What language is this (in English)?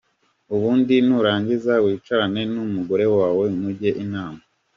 Kinyarwanda